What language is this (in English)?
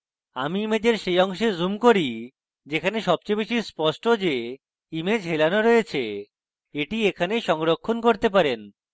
Bangla